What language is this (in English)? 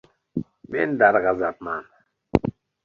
Uzbek